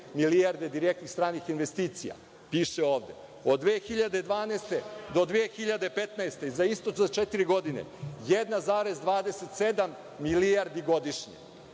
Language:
Serbian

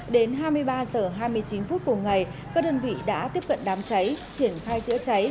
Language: Vietnamese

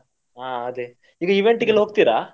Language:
Kannada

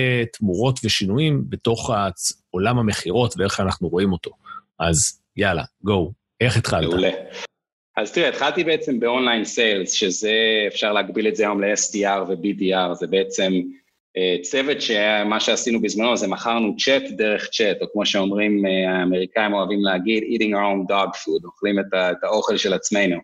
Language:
Hebrew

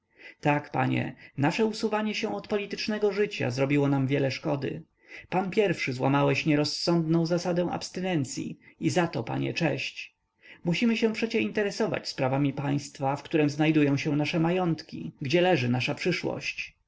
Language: Polish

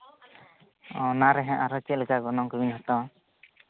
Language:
Santali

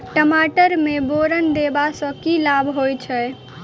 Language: Maithili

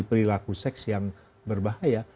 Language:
Indonesian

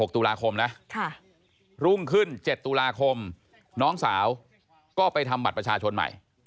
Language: Thai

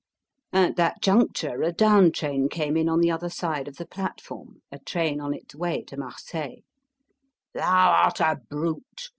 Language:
English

